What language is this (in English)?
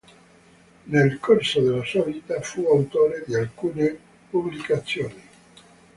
Italian